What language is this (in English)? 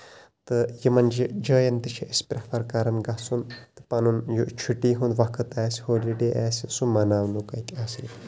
Kashmiri